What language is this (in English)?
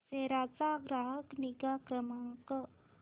Marathi